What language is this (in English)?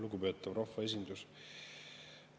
Estonian